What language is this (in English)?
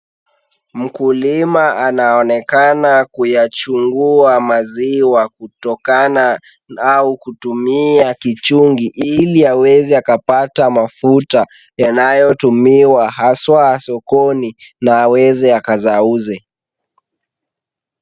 Swahili